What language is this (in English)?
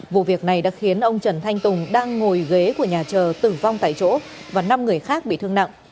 Vietnamese